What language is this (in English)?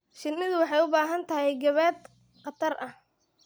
Somali